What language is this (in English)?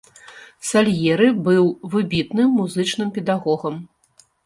Belarusian